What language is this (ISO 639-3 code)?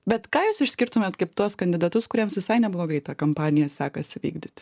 lit